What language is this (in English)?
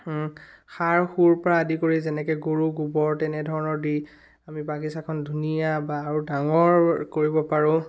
Assamese